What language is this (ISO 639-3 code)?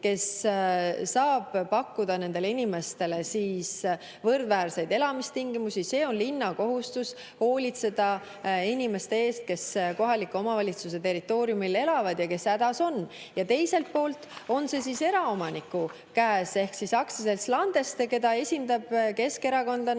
est